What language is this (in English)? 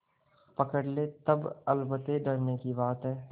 Hindi